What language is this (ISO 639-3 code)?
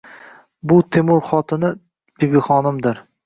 uzb